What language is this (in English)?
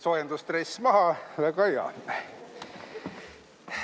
Estonian